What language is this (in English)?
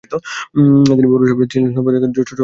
Bangla